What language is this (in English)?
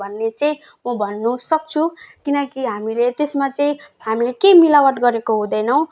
Nepali